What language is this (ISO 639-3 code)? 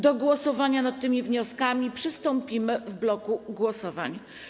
pol